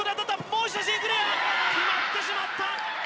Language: Japanese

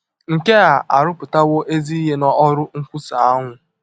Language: Igbo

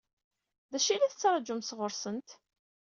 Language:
Kabyle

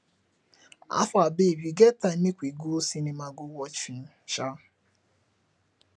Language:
Nigerian Pidgin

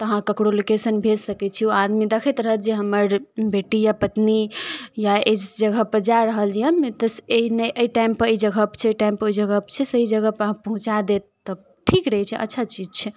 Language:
Maithili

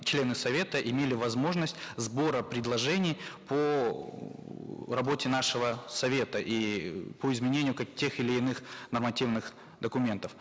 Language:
Kazakh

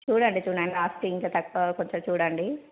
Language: Telugu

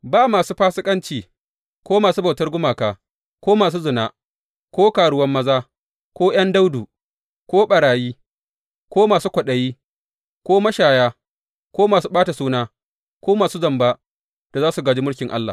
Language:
Hausa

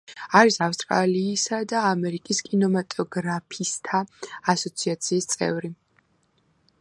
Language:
Georgian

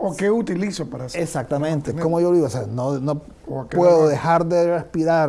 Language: Spanish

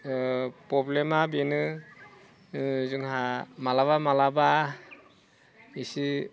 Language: Bodo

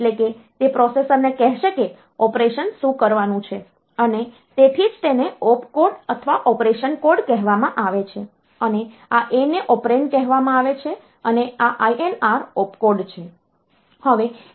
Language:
Gujarati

